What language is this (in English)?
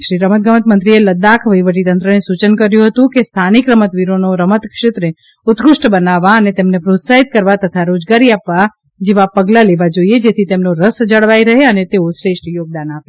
Gujarati